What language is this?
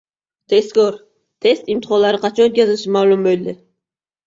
Uzbek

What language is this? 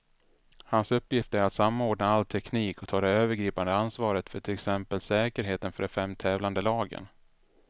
Swedish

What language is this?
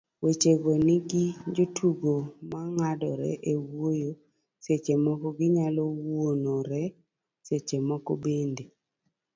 Luo (Kenya and Tanzania)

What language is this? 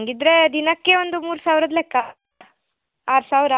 Kannada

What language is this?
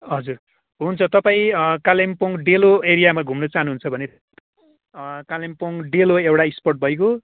Nepali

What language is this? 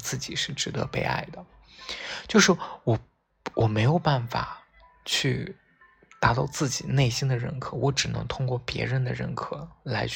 Chinese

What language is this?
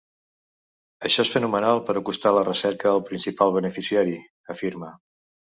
Catalan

